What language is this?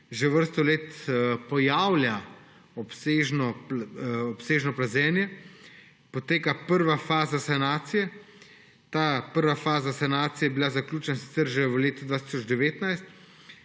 Slovenian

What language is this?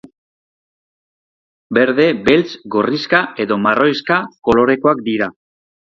Basque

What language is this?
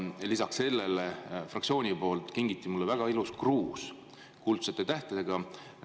Estonian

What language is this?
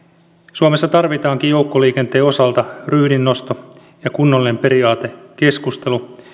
Finnish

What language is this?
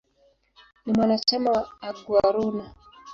Swahili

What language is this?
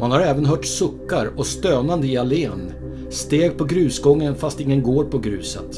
Swedish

